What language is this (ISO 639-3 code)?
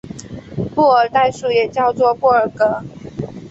zho